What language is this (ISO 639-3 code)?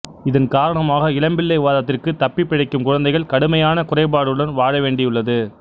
tam